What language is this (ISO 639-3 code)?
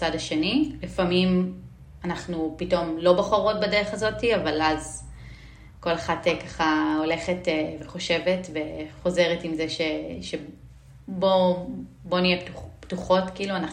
heb